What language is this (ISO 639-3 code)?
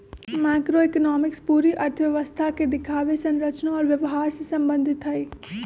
mag